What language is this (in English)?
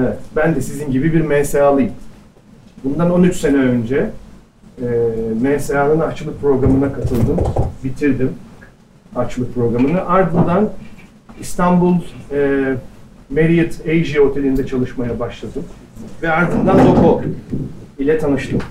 Turkish